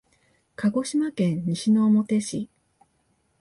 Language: Japanese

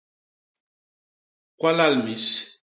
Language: Basaa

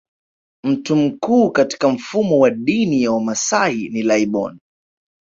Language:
Swahili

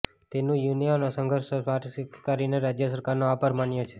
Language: Gujarati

